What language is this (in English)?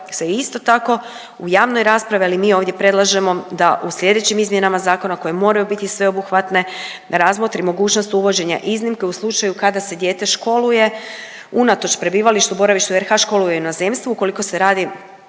Croatian